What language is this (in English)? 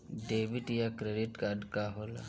Bhojpuri